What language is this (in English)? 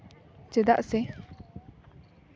Santali